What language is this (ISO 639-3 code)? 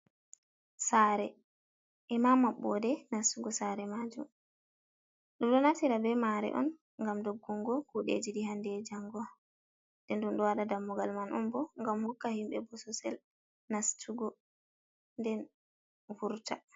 ful